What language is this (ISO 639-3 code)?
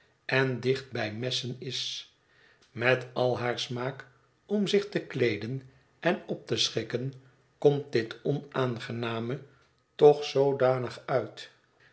nld